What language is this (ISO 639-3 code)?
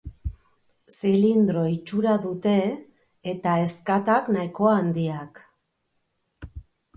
eus